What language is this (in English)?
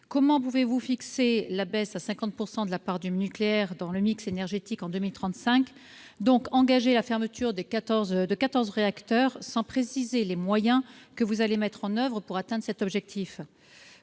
French